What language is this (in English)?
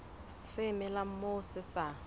Southern Sotho